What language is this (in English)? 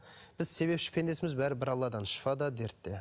Kazakh